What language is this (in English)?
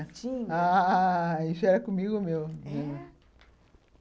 Portuguese